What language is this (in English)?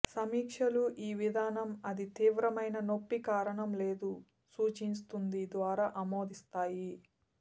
Telugu